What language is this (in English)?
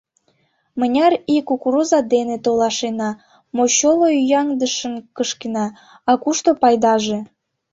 Mari